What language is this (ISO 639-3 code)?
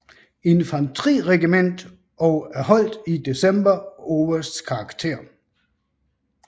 dan